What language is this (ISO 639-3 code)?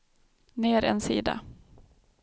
swe